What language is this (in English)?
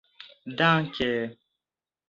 Esperanto